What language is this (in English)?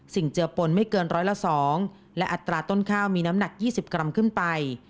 Thai